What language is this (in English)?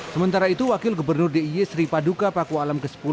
Indonesian